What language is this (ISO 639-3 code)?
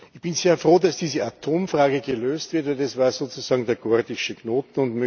deu